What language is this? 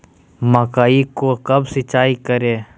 Magahi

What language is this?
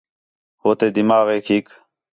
Khetrani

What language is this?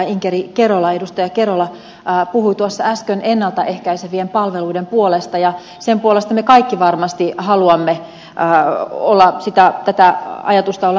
Finnish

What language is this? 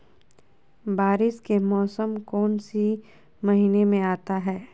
Magahi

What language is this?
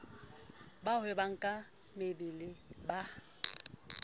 Southern Sotho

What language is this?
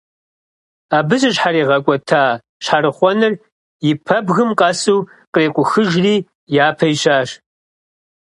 Kabardian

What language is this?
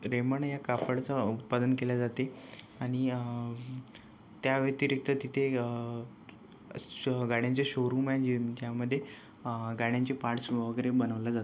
Marathi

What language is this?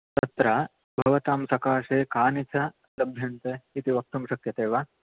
Sanskrit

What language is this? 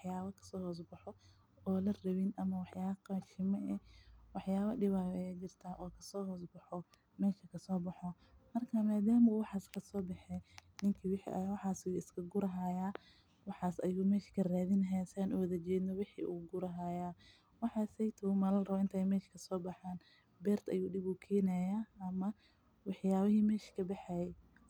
Somali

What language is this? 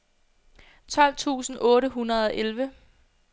Danish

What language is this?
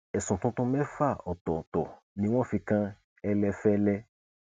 Yoruba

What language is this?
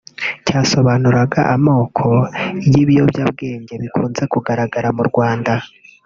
Kinyarwanda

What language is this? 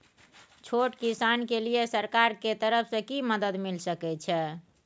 Maithili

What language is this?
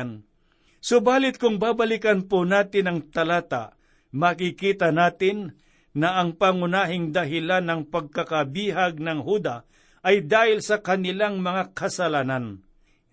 Filipino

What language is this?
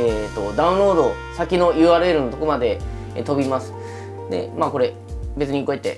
Japanese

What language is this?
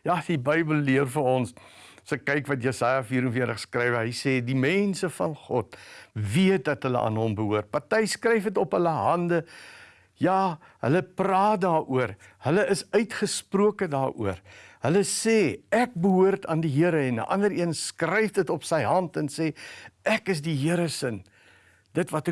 Dutch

